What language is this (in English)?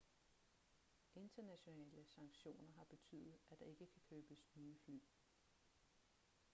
Danish